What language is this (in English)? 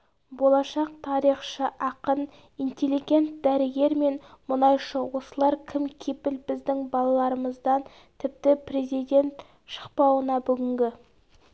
Kazakh